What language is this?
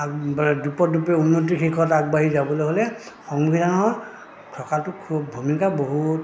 Assamese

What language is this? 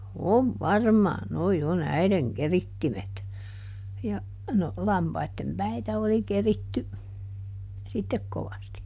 Finnish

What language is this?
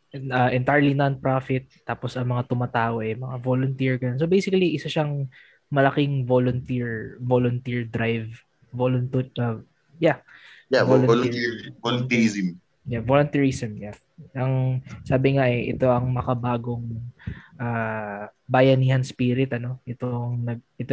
Filipino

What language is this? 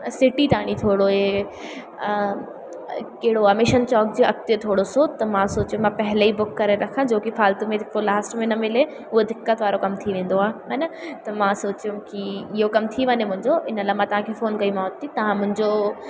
Sindhi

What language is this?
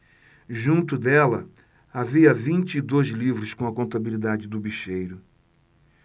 Portuguese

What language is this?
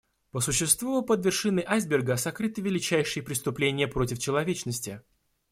Russian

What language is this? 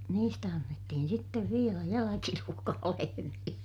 Finnish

